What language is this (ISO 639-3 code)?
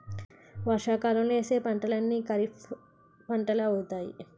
tel